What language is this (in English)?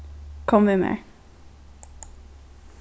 Faroese